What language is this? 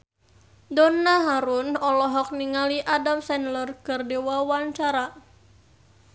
Sundanese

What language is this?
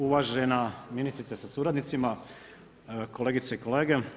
Croatian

